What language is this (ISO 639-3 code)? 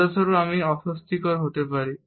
ben